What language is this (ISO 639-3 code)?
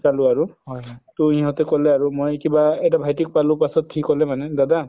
asm